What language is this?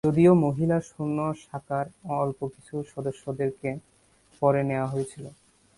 Bangla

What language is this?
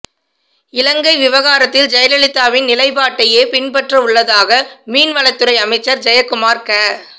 Tamil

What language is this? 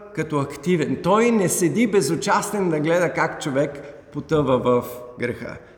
Bulgarian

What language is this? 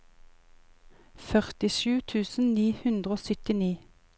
Norwegian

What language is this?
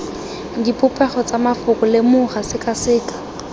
Tswana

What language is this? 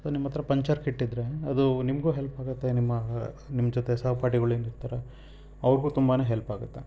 Kannada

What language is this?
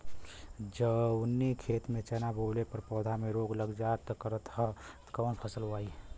Bhojpuri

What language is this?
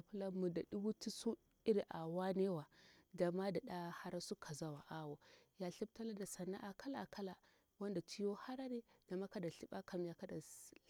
Bura-Pabir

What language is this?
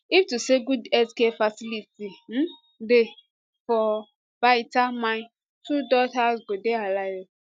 Nigerian Pidgin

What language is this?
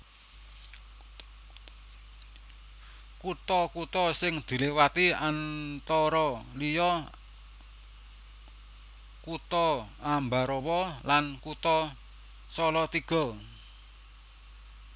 Javanese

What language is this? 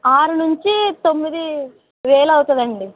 Telugu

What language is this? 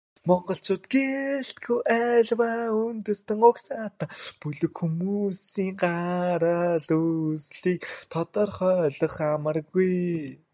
Mongolian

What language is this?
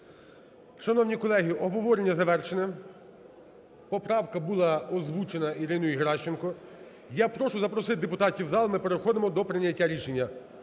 Ukrainian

